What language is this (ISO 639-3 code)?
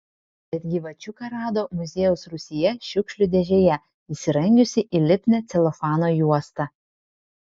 lit